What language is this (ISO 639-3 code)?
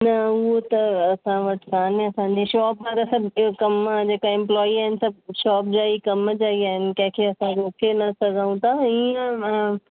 snd